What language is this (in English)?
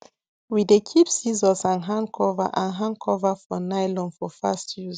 Nigerian Pidgin